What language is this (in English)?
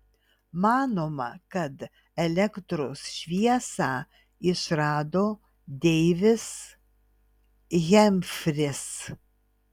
Lithuanian